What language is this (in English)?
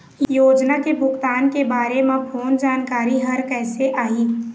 Chhattisgarhi